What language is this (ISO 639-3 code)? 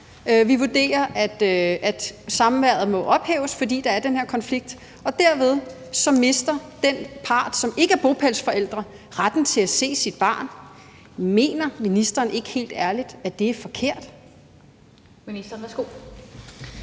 dan